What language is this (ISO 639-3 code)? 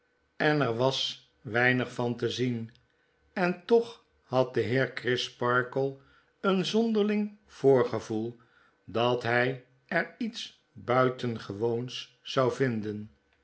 nld